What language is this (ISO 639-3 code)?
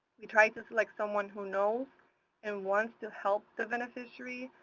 eng